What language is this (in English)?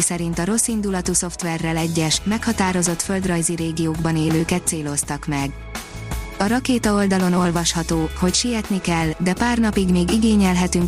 Hungarian